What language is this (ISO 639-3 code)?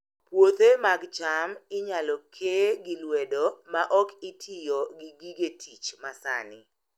luo